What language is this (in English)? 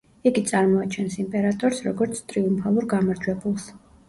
Georgian